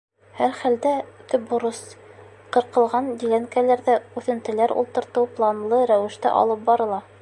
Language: Bashkir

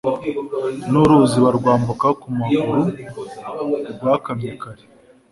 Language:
Kinyarwanda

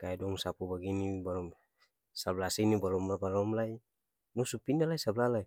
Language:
Ambonese Malay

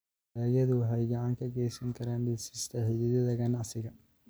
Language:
Somali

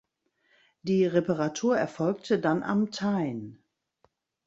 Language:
German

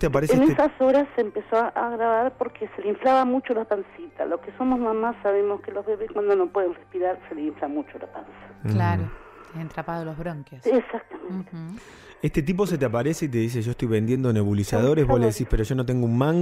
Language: Spanish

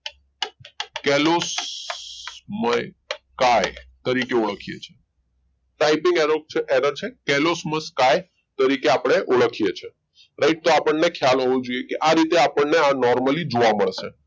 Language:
Gujarati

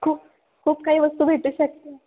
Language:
Marathi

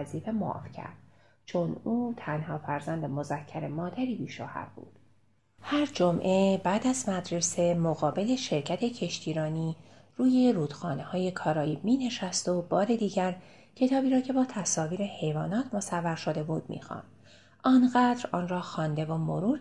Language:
Persian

